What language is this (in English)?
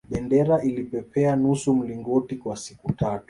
Swahili